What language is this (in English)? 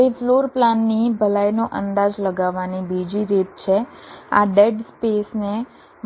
Gujarati